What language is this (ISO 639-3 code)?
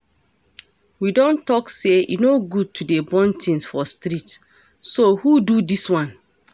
pcm